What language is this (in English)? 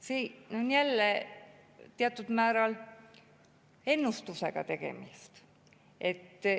Estonian